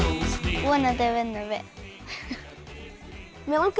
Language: Icelandic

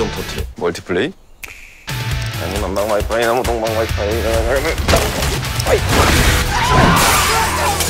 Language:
Korean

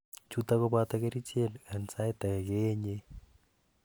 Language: Kalenjin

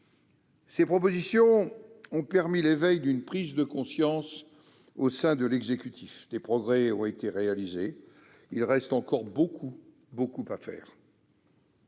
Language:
French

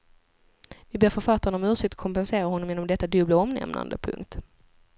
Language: Swedish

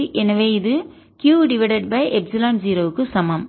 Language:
Tamil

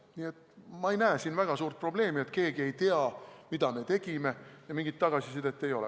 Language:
Estonian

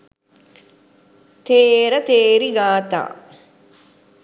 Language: Sinhala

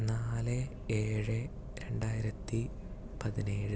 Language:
Malayalam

